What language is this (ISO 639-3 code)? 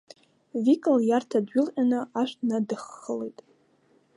abk